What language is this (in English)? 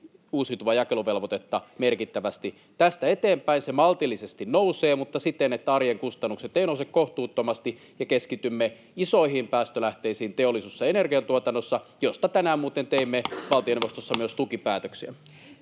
Finnish